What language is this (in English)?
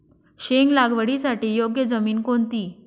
Marathi